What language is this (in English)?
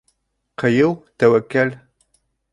Bashkir